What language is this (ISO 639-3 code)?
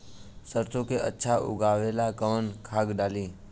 bho